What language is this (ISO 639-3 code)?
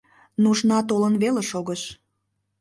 chm